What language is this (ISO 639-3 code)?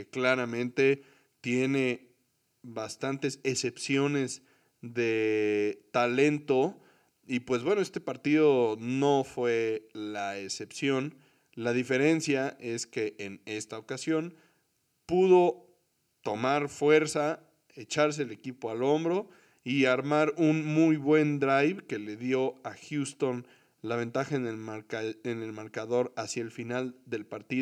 spa